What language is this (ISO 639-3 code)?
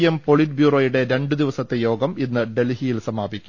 mal